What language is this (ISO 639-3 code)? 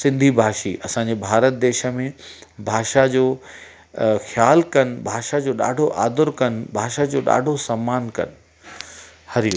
snd